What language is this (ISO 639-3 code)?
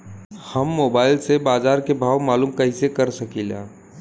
bho